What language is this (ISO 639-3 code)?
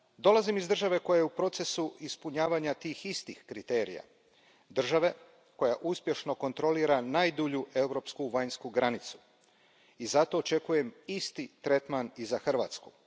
hrv